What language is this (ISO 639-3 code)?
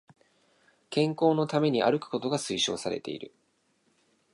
jpn